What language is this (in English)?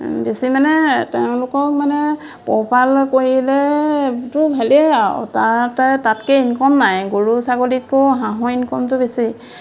Assamese